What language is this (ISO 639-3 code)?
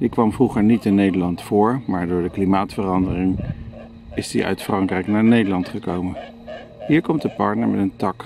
nld